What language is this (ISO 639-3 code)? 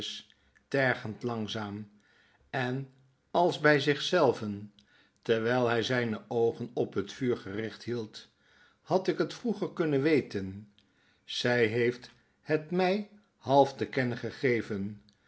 nld